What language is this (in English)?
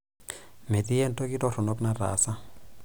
Masai